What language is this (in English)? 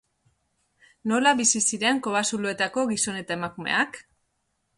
Basque